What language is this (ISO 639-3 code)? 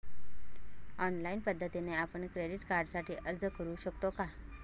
mar